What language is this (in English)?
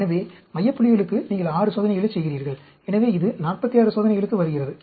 Tamil